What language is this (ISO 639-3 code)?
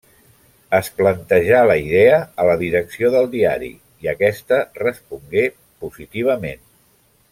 cat